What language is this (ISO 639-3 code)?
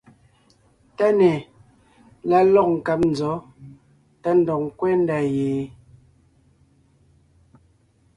nnh